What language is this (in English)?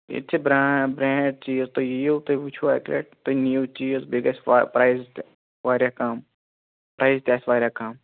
Kashmiri